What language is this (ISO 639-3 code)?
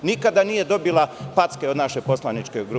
srp